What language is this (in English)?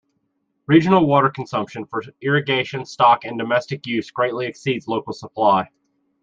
English